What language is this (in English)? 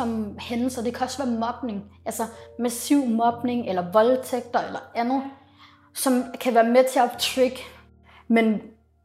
Danish